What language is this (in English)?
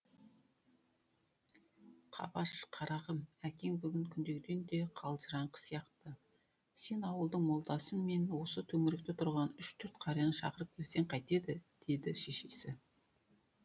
Kazakh